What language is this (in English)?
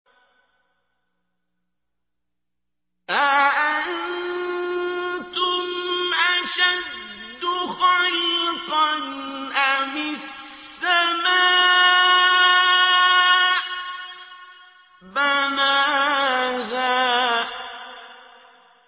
Arabic